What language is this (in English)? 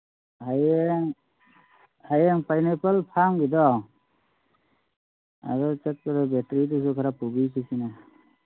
Manipuri